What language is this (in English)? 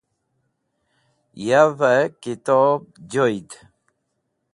Wakhi